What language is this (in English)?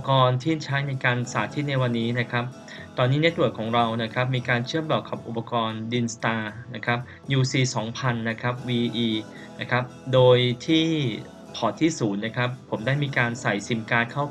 Thai